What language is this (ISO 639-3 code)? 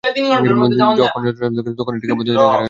ben